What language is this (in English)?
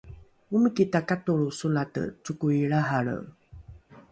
Rukai